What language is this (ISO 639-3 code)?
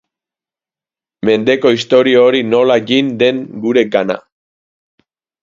eus